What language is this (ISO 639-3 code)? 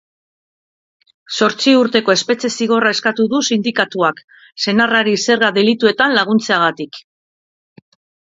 eus